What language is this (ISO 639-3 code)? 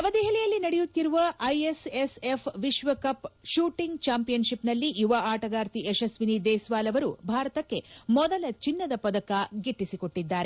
kan